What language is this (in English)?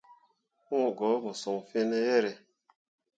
Mundang